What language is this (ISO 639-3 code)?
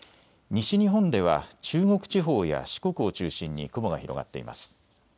jpn